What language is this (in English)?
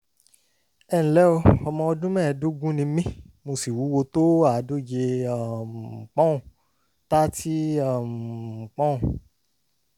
Yoruba